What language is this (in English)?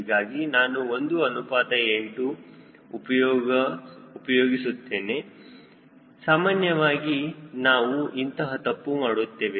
Kannada